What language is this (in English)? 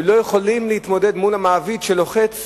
Hebrew